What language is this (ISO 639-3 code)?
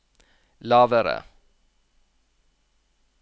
nor